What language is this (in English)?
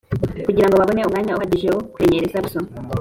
Kinyarwanda